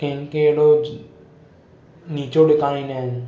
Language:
Sindhi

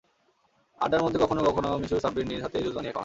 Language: Bangla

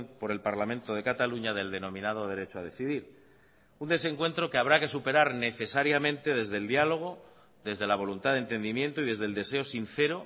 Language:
Spanish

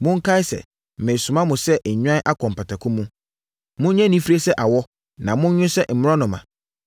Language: Akan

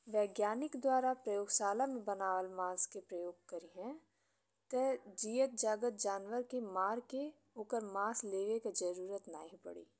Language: Bhojpuri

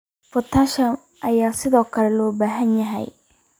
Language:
Somali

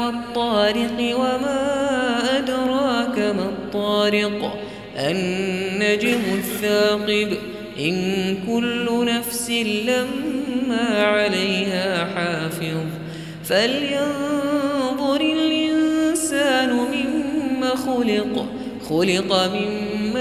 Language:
Arabic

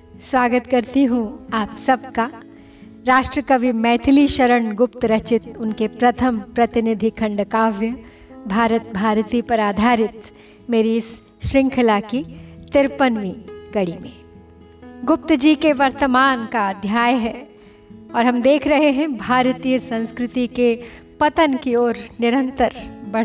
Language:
Hindi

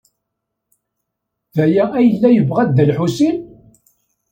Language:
Kabyle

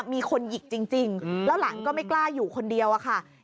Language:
Thai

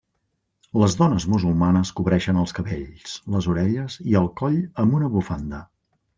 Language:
Catalan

